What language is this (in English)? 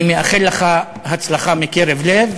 Hebrew